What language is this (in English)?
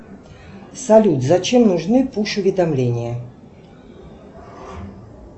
Russian